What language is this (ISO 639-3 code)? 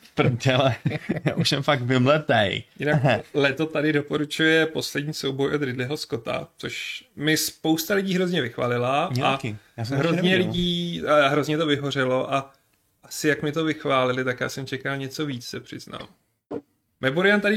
ces